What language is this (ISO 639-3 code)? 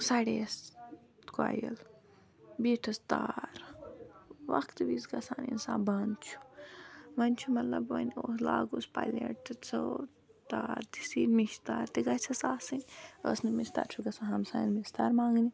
kas